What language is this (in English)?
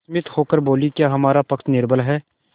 Hindi